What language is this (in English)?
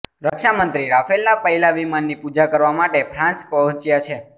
Gujarati